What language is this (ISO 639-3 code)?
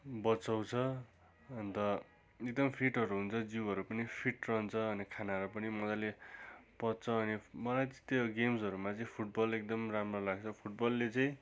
nep